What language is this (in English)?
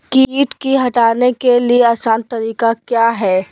Magahi